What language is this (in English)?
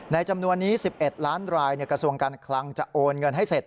Thai